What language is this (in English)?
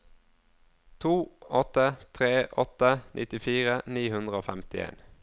Norwegian